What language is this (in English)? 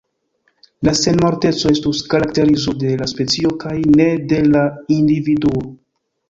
Esperanto